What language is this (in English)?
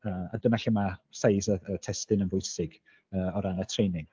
Welsh